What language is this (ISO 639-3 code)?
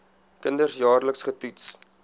afr